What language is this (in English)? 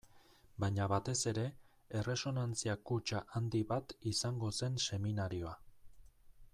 Basque